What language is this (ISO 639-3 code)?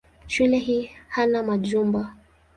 swa